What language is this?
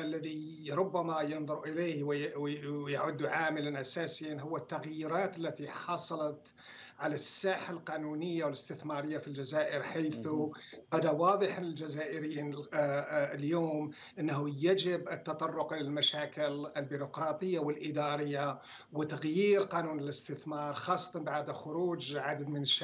Arabic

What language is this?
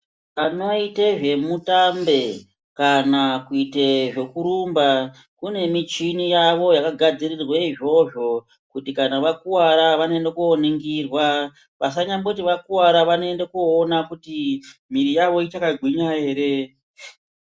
Ndau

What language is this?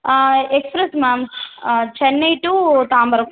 Tamil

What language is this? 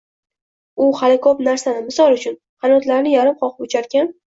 Uzbek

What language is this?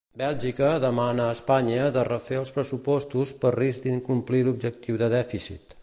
Catalan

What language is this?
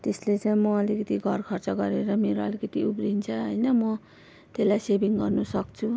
Nepali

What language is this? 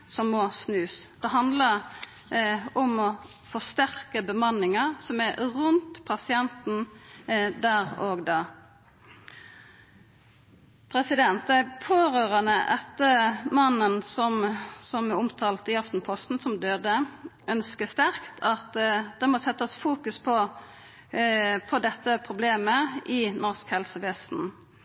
Norwegian Nynorsk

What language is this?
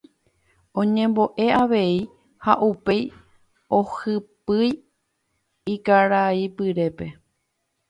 Guarani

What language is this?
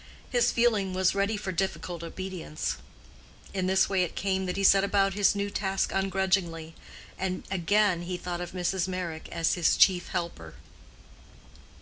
English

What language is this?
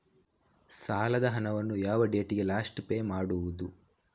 Kannada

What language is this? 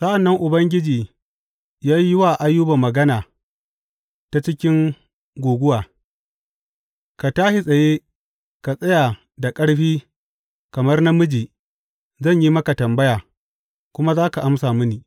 Hausa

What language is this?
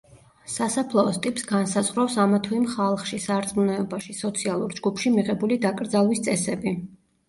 Georgian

